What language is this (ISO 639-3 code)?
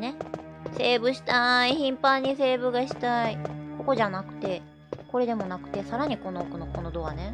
jpn